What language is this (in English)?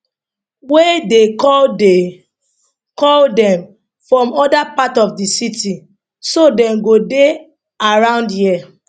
Nigerian Pidgin